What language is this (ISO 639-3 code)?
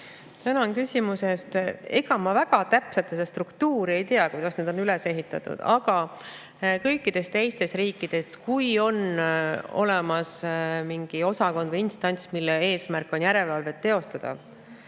est